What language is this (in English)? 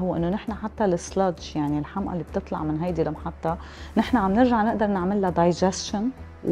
Arabic